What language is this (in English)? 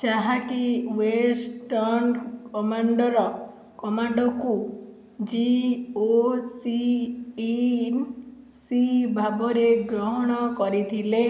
Odia